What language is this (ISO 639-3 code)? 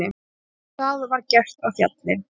isl